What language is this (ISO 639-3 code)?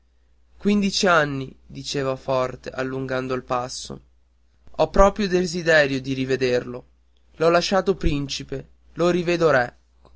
ita